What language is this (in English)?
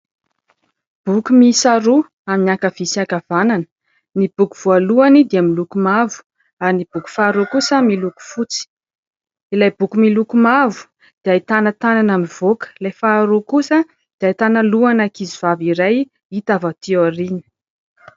Malagasy